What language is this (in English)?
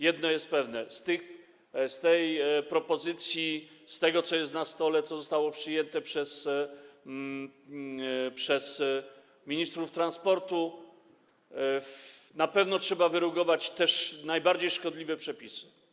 Polish